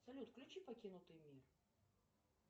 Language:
Russian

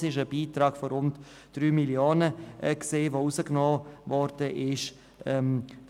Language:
Swiss German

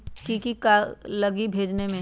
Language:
Magahi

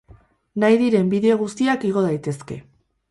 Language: Basque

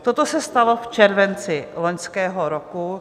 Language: Czech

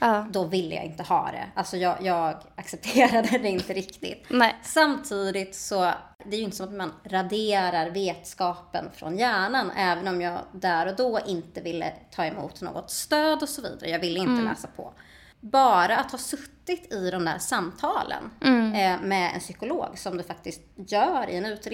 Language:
Swedish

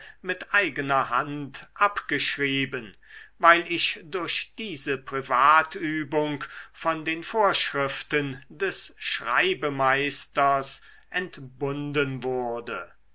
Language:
German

